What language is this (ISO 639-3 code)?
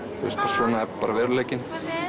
isl